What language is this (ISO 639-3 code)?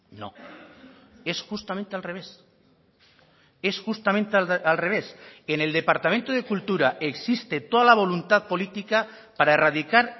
spa